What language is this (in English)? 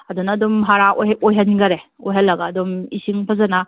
Manipuri